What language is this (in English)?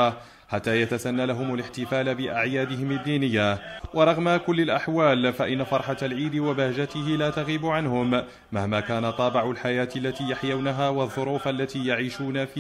Arabic